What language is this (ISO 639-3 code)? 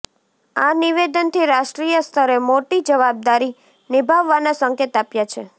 guj